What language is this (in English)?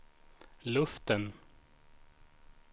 Swedish